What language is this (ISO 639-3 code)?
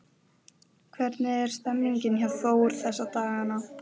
isl